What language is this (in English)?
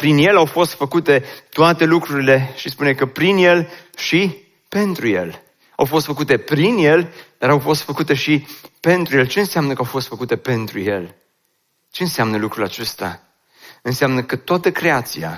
Romanian